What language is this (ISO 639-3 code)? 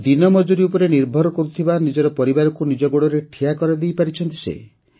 ori